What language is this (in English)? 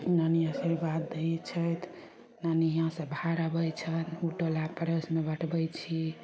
Maithili